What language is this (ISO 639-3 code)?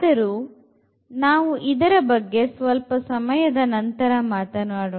kan